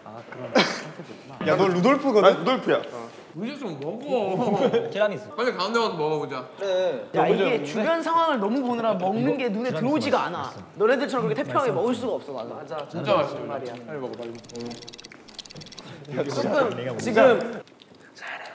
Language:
Korean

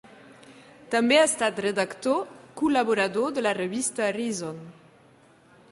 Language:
Catalan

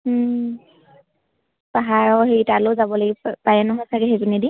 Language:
Assamese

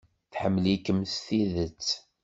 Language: Kabyle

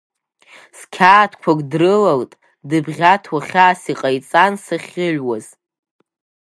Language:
Abkhazian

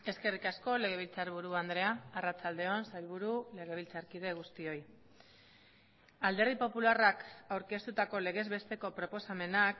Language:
Basque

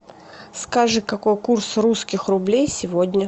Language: Russian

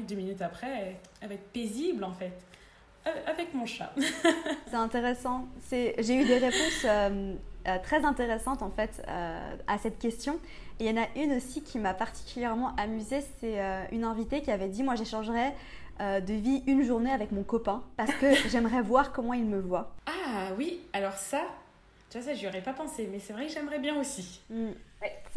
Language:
French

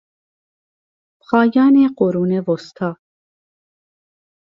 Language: Persian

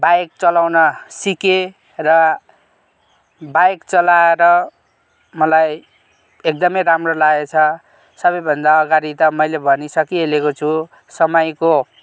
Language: Nepali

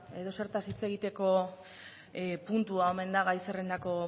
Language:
Basque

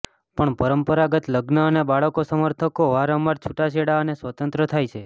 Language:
Gujarati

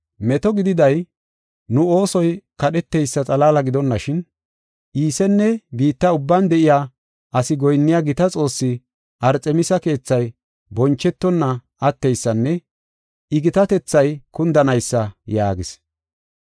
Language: Gofa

